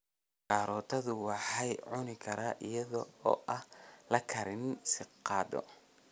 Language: Somali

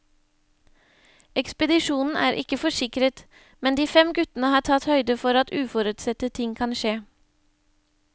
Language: Norwegian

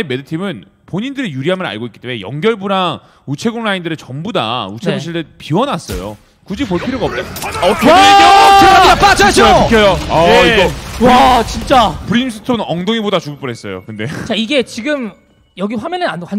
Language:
Korean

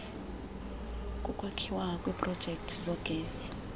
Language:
Xhosa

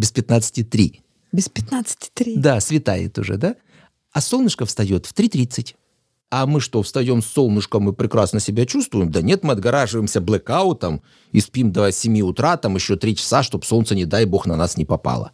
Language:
Russian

